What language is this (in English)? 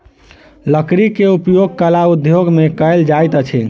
Maithili